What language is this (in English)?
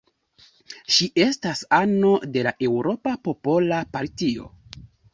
Esperanto